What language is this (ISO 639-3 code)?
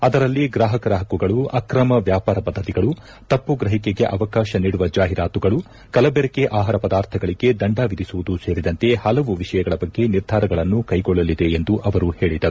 kan